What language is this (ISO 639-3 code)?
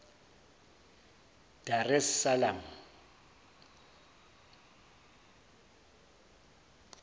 zul